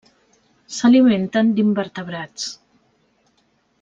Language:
Catalan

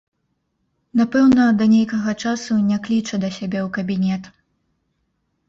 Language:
Belarusian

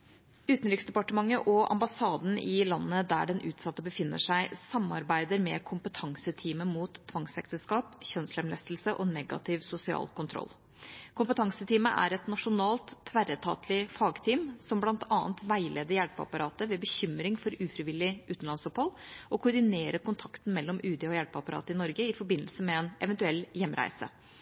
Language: Norwegian Bokmål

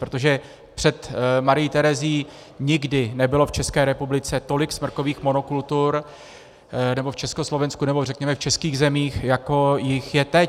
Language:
Czech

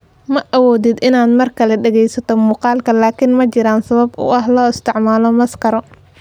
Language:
Somali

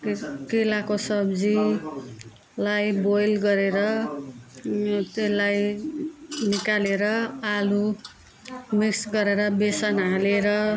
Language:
Nepali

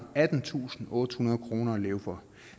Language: Danish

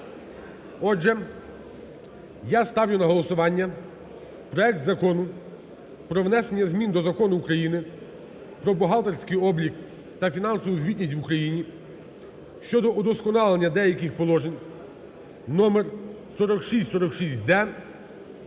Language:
Ukrainian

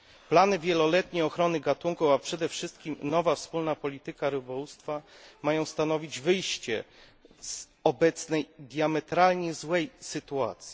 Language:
Polish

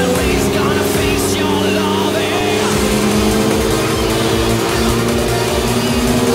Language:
Japanese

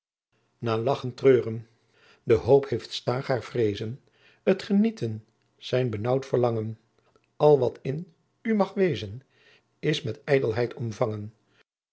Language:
Dutch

